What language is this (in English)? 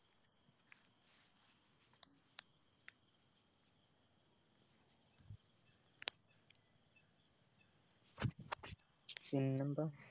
Malayalam